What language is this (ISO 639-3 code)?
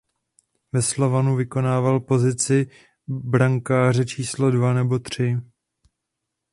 ces